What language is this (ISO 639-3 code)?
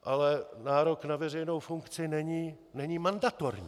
ces